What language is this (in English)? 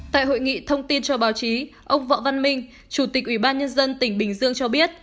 Vietnamese